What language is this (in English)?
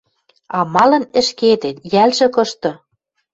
Western Mari